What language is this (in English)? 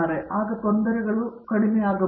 Kannada